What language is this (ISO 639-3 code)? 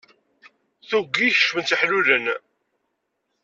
kab